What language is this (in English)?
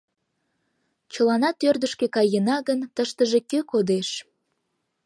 Mari